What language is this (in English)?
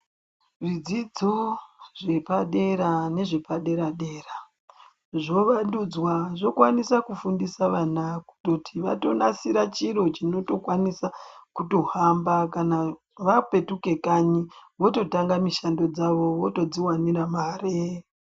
Ndau